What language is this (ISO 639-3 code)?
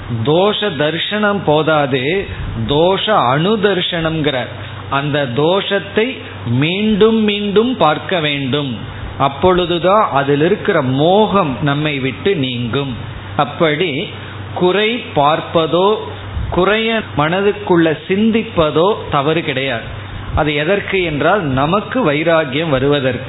tam